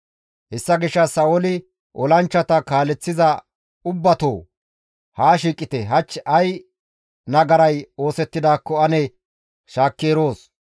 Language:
Gamo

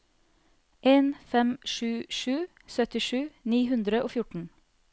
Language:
Norwegian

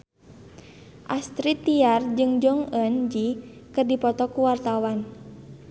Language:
Sundanese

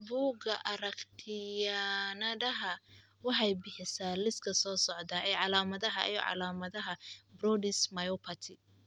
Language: Somali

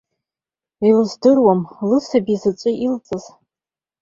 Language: Abkhazian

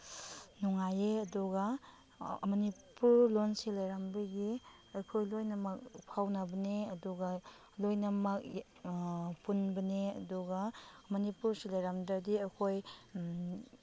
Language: Manipuri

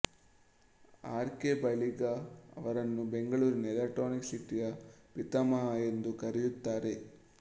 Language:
Kannada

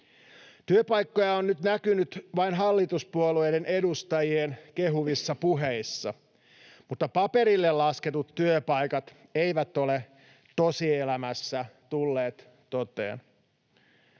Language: Finnish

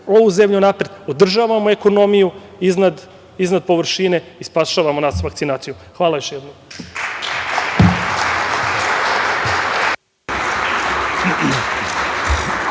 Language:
Serbian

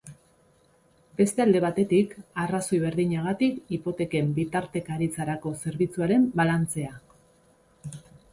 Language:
Basque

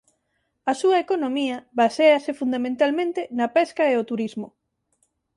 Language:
Galician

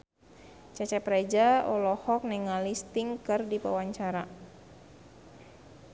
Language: Sundanese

